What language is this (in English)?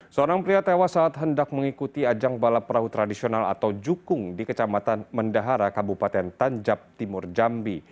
Indonesian